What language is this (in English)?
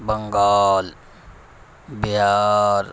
Urdu